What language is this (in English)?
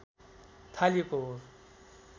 Nepali